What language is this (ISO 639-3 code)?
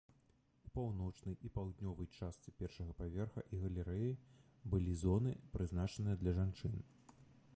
bel